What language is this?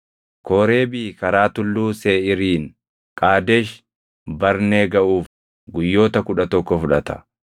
Oromo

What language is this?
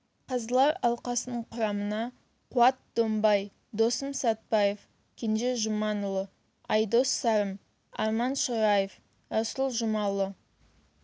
Kazakh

